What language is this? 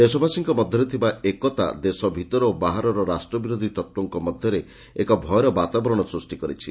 Odia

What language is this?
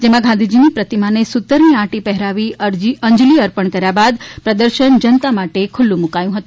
Gujarati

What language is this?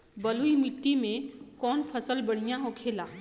Bhojpuri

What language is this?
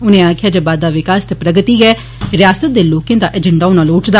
Dogri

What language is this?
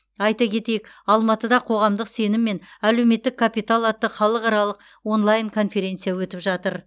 Kazakh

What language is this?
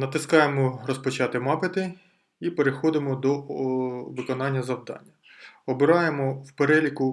Ukrainian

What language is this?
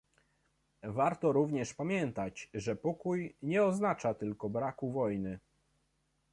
Polish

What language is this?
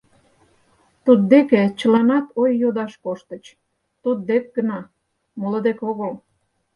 Mari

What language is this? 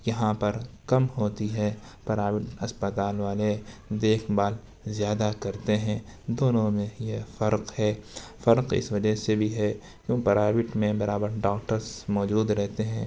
Urdu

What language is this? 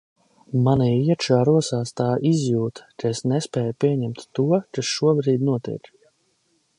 Latvian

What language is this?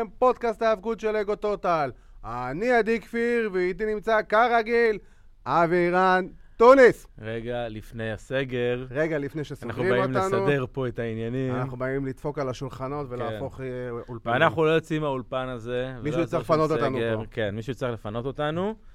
Hebrew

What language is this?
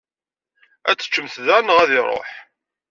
Kabyle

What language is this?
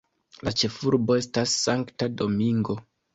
Esperanto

